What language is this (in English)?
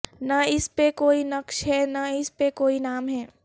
Urdu